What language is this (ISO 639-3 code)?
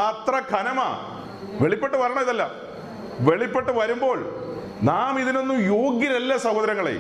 mal